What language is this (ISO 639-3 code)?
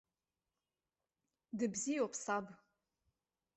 abk